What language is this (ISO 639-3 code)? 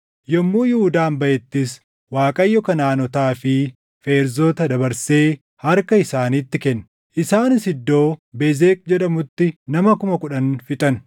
orm